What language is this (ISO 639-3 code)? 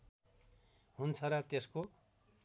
nep